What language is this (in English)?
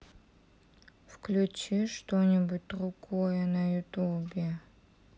Russian